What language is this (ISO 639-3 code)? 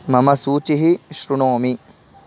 san